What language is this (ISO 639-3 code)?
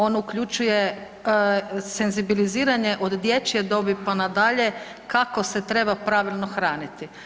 hrv